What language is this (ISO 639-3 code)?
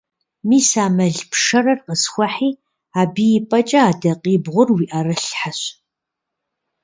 kbd